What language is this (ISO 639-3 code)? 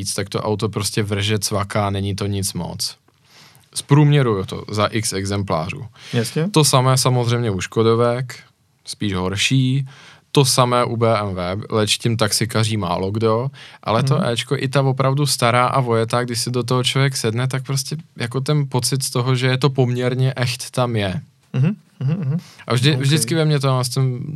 ces